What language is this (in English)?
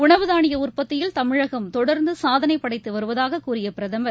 Tamil